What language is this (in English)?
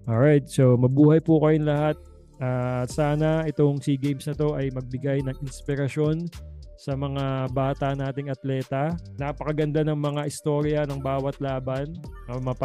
Filipino